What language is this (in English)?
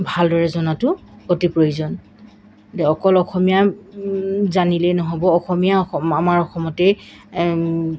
Assamese